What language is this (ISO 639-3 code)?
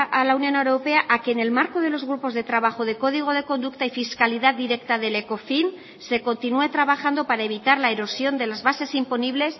spa